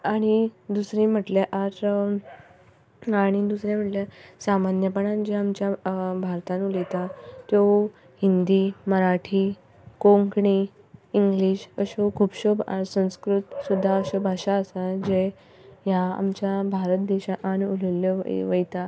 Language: Konkani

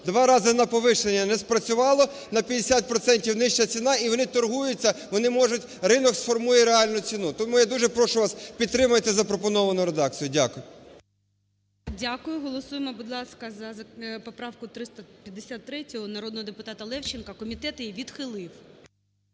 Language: Ukrainian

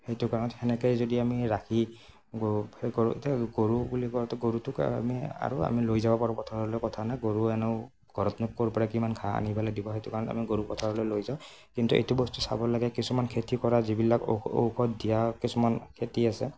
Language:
Assamese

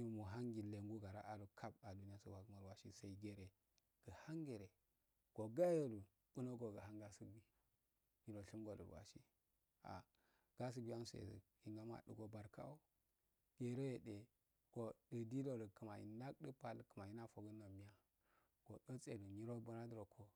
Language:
Afade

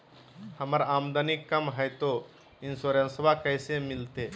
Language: Magahi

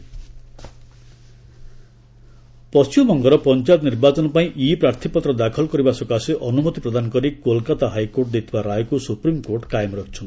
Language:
Odia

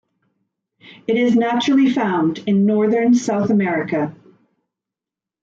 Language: English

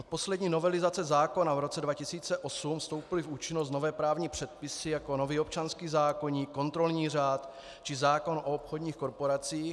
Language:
Czech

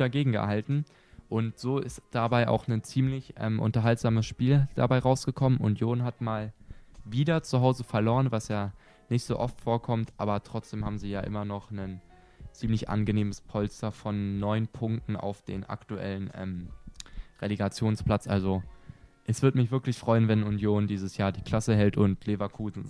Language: German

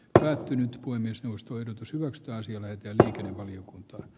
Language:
Finnish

